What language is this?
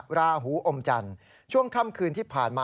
Thai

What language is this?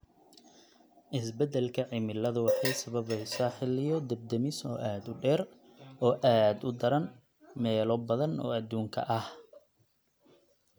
Somali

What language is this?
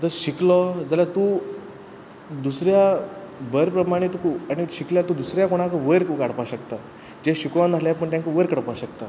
Konkani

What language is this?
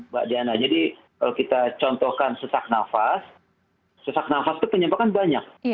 Indonesian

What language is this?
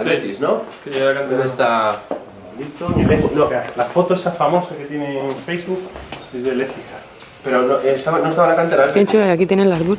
Spanish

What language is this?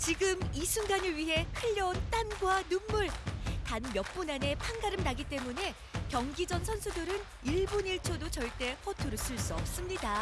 Korean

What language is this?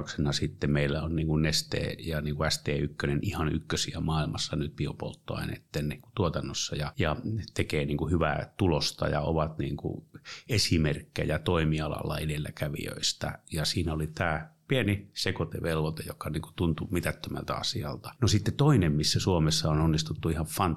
Finnish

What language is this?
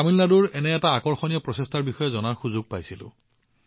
Assamese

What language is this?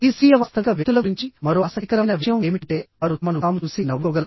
Telugu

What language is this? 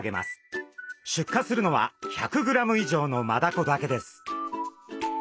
Japanese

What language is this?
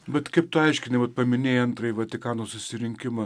Lithuanian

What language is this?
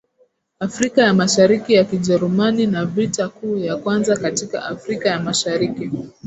Swahili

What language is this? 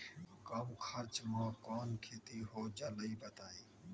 Magahi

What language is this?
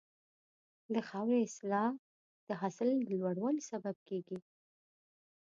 Pashto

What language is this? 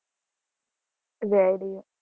Gujarati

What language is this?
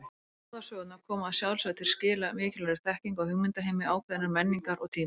Icelandic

